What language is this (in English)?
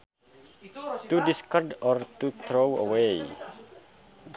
Sundanese